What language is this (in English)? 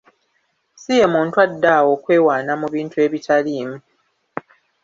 Ganda